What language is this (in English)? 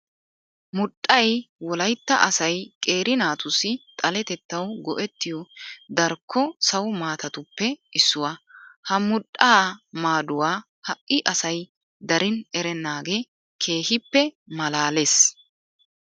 Wolaytta